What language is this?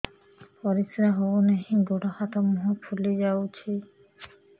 Odia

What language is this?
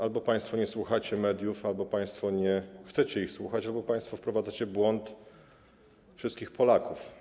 Polish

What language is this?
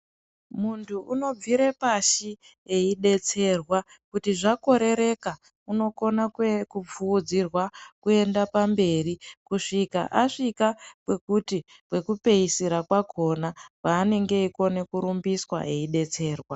Ndau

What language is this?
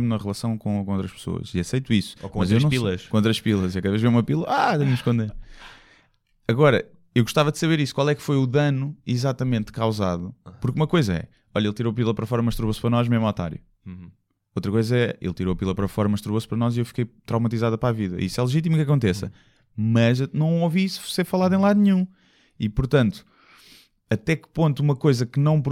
Portuguese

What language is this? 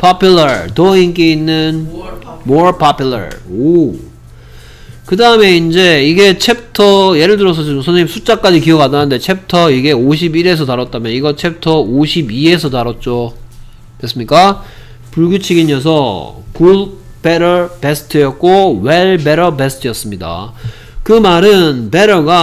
Korean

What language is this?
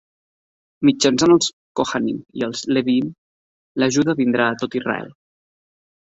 Catalan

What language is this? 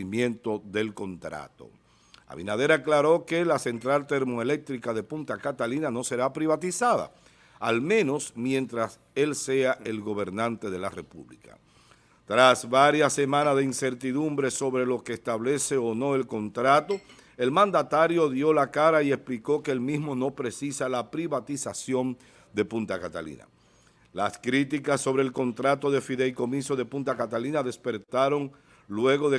Spanish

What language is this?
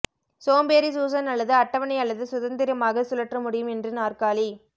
Tamil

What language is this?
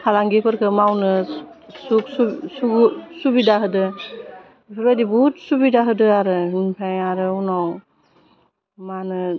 Bodo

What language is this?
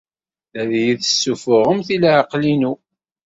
Kabyle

